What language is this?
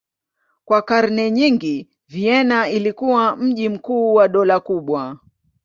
Swahili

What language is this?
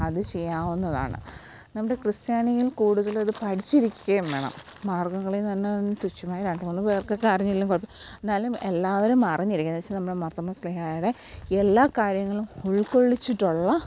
Malayalam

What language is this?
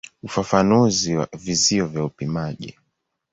Swahili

